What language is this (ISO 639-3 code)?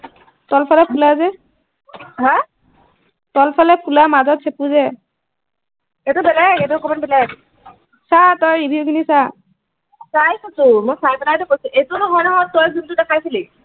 asm